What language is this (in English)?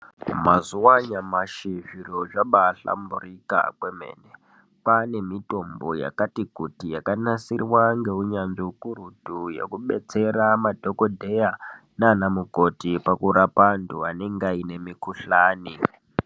Ndau